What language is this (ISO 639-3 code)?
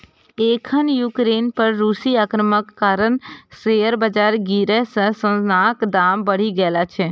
mai